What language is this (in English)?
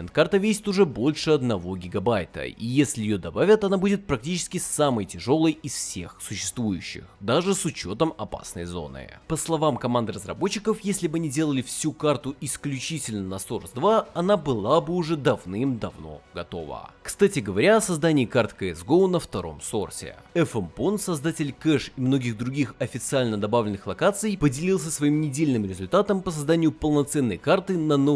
Russian